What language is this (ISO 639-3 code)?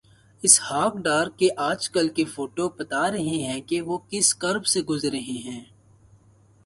urd